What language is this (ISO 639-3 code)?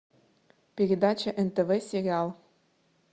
rus